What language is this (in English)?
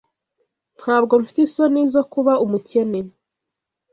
Kinyarwanda